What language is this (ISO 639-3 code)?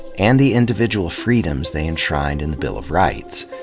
eng